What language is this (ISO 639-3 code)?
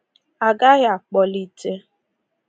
ibo